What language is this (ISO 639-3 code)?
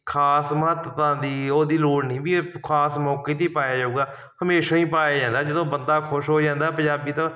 pan